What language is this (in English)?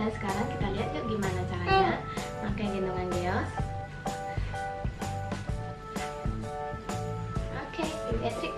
Indonesian